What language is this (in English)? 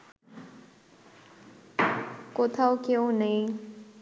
Bangla